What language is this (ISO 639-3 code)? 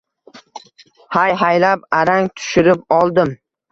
uzb